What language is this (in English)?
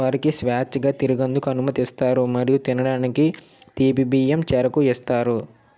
Telugu